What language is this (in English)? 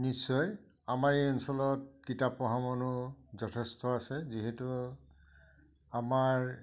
Assamese